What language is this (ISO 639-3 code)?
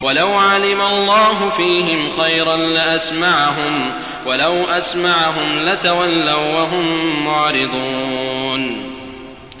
ara